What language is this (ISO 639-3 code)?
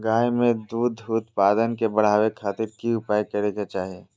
mag